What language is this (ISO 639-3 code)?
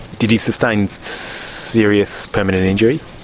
eng